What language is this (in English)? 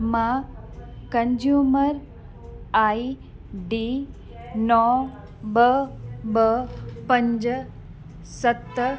Sindhi